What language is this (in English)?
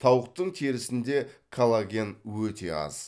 Kazakh